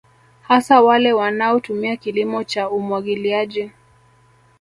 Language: Swahili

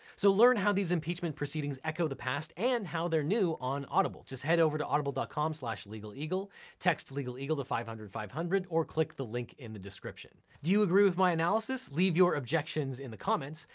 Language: English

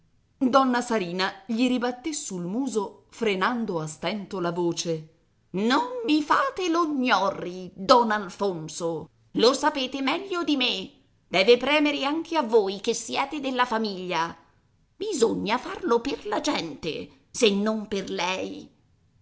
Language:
Italian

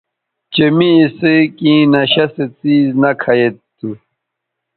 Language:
Bateri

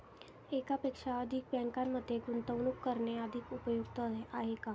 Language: Marathi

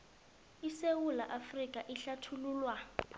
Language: South Ndebele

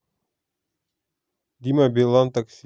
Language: Russian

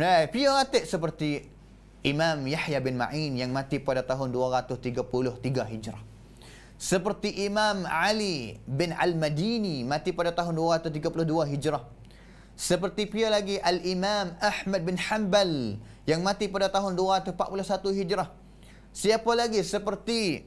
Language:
Malay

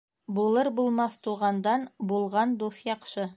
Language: Bashkir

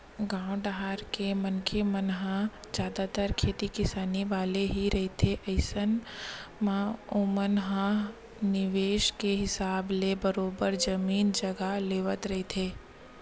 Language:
Chhattisgarhi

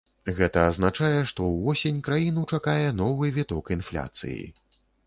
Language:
Belarusian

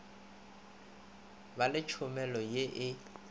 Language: Northern Sotho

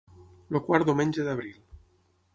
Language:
Catalan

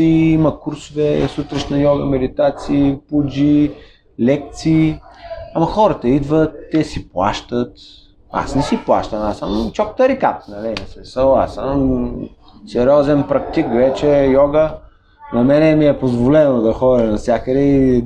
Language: Bulgarian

